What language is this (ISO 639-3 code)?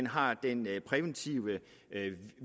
dan